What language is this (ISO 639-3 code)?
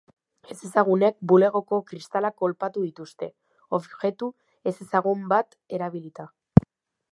eus